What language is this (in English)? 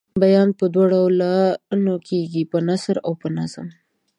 Pashto